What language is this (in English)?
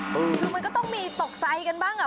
Thai